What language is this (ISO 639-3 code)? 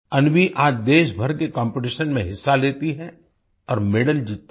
hin